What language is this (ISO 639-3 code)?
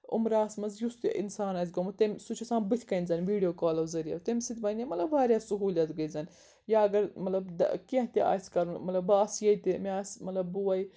kas